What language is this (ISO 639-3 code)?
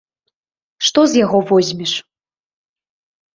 bel